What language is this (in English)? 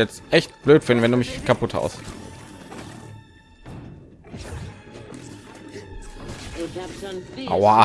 German